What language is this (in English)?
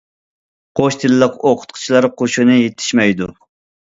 Uyghur